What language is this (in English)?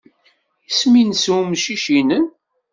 Kabyle